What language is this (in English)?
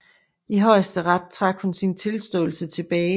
Danish